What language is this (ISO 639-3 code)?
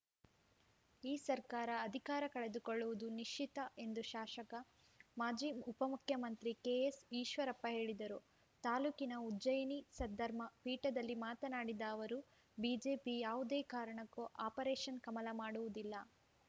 kan